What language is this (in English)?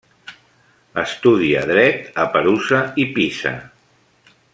Catalan